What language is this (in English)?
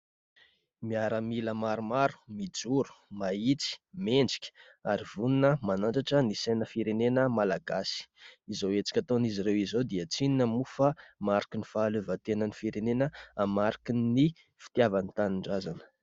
Malagasy